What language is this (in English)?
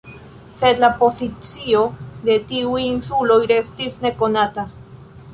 Esperanto